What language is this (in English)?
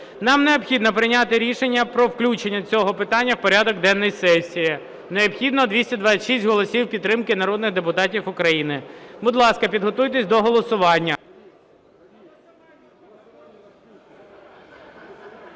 Ukrainian